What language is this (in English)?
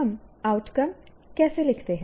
Hindi